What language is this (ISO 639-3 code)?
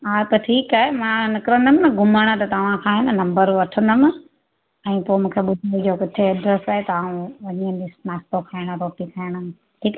snd